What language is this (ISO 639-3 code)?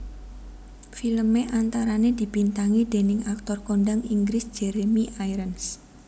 jav